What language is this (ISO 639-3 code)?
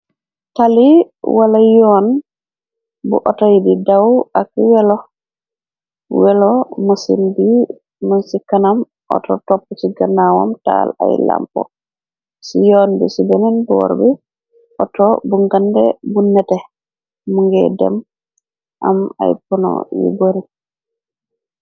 wol